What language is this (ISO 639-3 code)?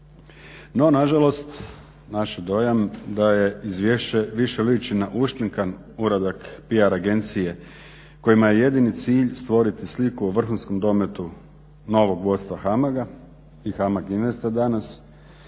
hrv